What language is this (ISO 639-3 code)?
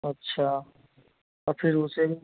hin